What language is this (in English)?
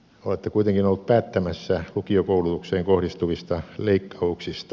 Finnish